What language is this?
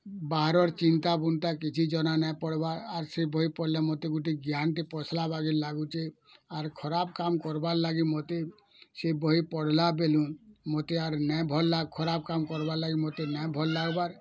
Odia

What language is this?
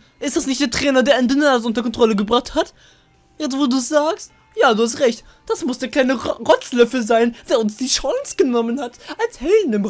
German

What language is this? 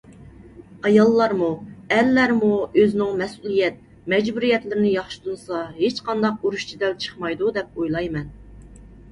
Uyghur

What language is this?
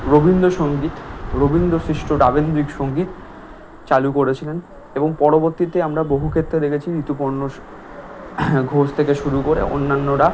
Bangla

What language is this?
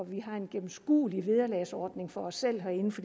Danish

